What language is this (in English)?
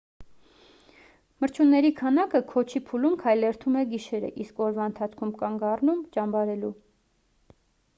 Armenian